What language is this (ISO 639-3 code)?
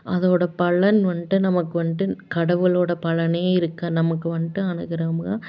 tam